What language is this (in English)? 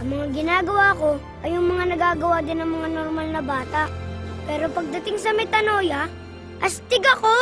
Filipino